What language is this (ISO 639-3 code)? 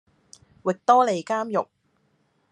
yue